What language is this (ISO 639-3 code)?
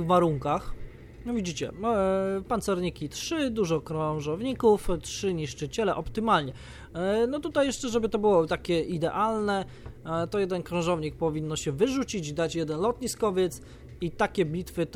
pol